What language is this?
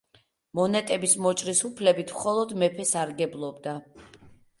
Georgian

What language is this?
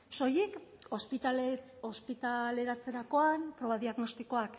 Basque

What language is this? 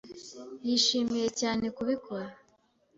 Kinyarwanda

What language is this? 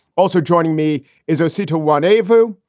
English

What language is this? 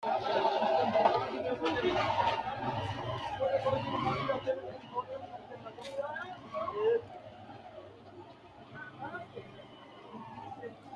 Sidamo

